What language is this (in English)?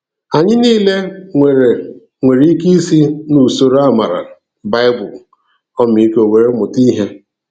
Igbo